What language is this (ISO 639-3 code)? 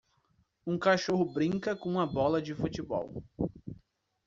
por